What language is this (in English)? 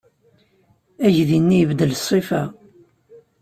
Kabyle